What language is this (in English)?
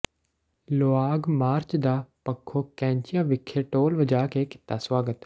Punjabi